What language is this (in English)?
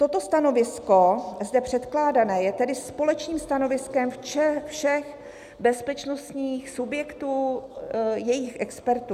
Czech